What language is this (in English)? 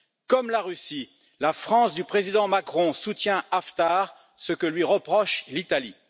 French